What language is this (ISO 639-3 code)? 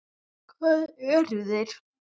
isl